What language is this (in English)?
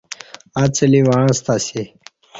Kati